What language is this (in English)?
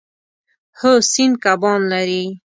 Pashto